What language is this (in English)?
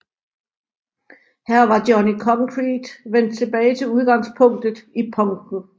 Danish